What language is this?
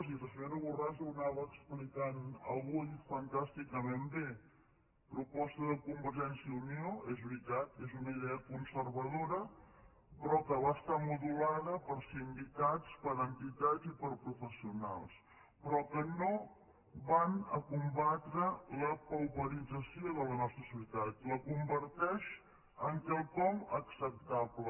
Catalan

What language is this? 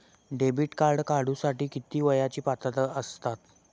Marathi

